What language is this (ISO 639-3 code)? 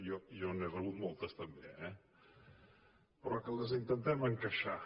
cat